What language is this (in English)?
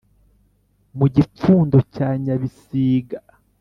Kinyarwanda